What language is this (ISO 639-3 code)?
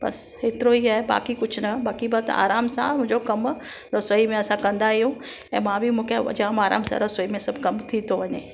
snd